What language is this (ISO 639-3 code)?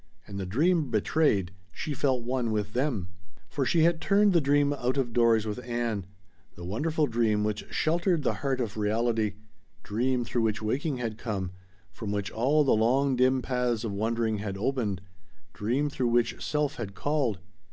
eng